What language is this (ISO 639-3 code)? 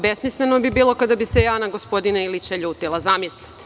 srp